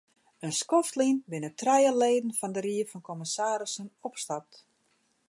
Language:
Western Frisian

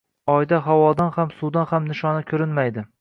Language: Uzbek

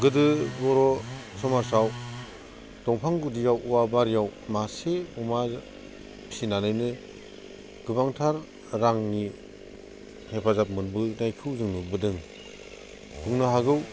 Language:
Bodo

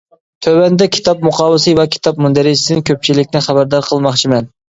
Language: Uyghur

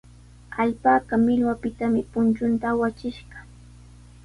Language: Sihuas Ancash Quechua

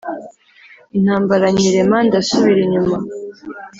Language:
Kinyarwanda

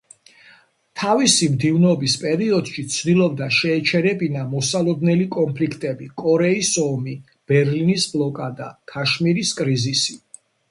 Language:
Georgian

